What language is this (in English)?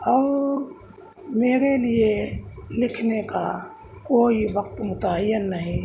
Urdu